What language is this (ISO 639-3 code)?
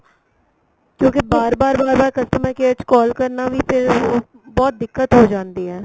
pan